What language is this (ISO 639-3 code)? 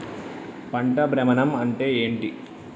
tel